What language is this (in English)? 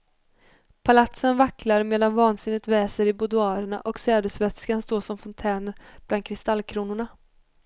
Swedish